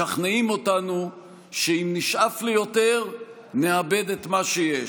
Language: Hebrew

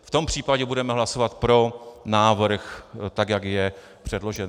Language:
Czech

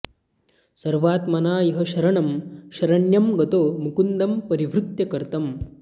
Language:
Sanskrit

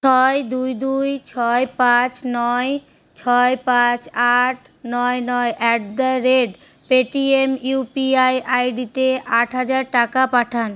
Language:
Bangla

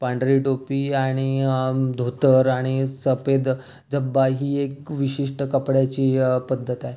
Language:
Marathi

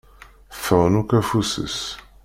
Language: Kabyle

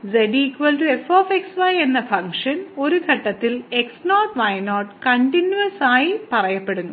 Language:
Malayalam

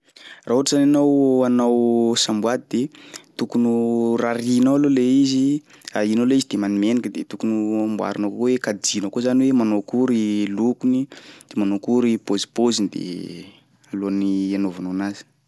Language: Sakalava Malagasy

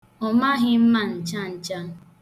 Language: Igbo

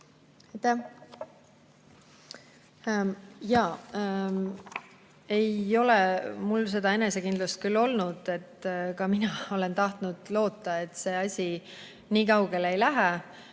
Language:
Estonian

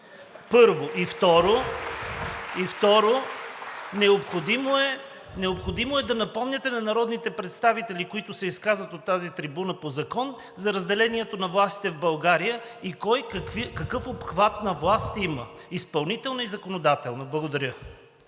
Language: Bulgarian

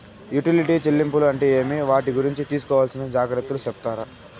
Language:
Telugu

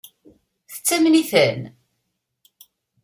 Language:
Kabyle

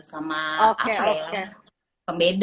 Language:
Indonesian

